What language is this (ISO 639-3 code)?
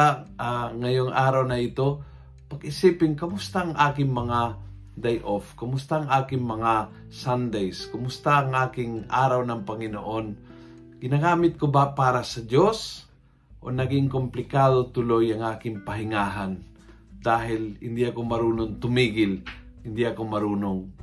fil